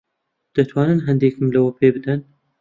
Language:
Central Kurdish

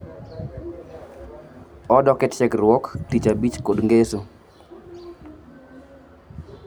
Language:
Luo (Kenya and Tanzania)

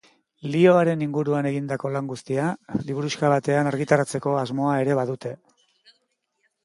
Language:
Basque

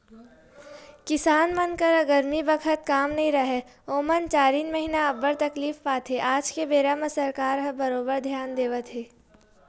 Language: Chhattisgarhi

